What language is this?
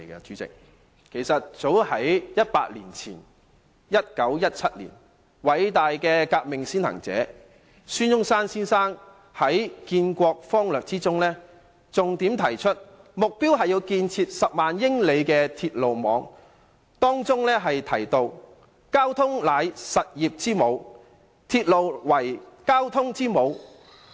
Cantonese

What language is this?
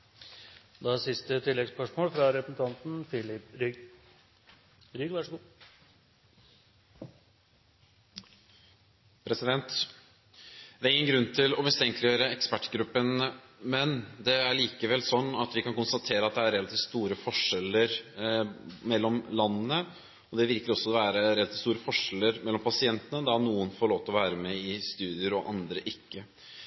Norwegian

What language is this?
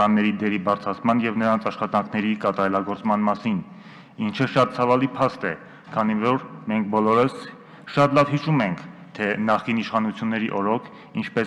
Russian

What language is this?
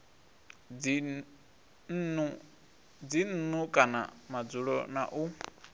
Venda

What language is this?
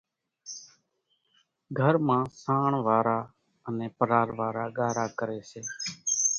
Kachi Koli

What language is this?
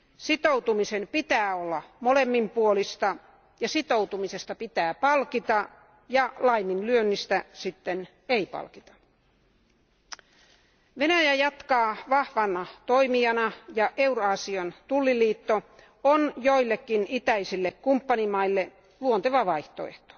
Finnish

